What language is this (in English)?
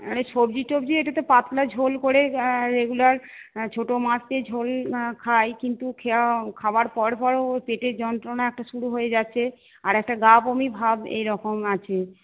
Bangla